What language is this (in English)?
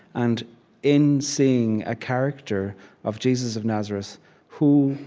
English